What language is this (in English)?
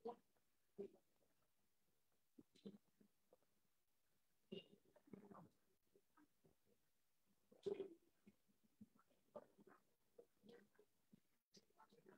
Hindi